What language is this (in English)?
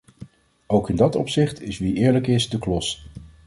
Dutch